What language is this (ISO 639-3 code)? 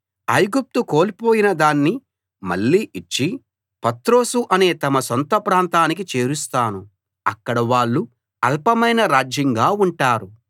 tel